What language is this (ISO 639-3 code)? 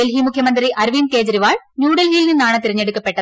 mal